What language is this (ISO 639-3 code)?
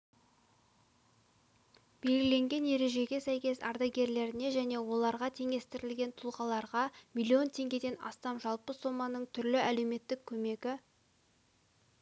kaz